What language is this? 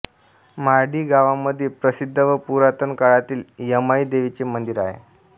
Marathi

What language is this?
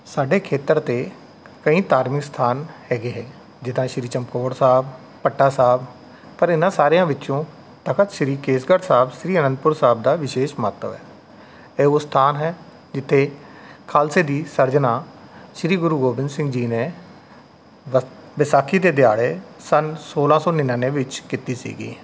Punjabi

